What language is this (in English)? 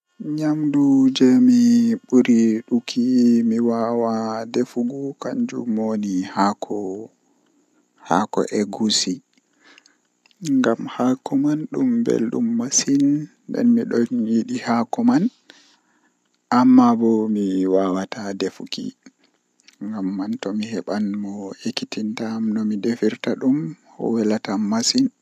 Western Niger Fulfulde